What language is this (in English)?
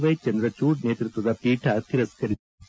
Kannada